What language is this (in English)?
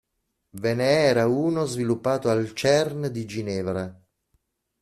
Italian